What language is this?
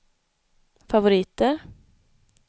Swedish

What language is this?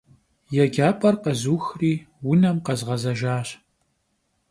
Kabardian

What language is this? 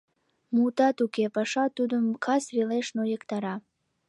Mari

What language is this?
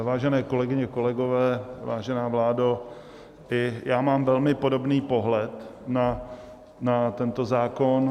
Czech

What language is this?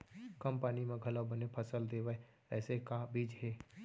Chhattisgarhi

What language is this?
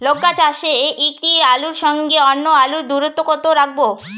Bangla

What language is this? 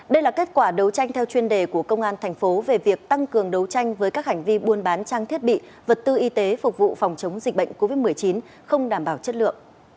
Vietnamese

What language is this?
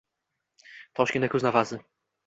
Uzbek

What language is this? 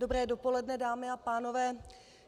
Czech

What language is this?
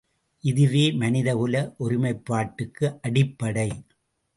Tamil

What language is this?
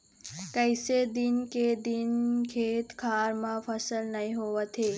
Chhattisgarhi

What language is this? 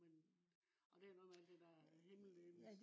Danish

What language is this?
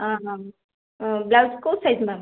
Odia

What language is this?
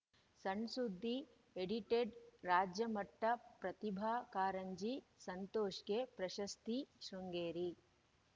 Kannada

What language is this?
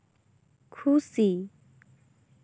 Santali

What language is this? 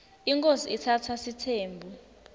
Swati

